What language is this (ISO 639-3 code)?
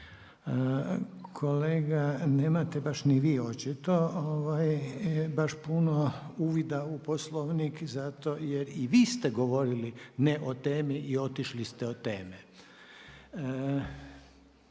hrv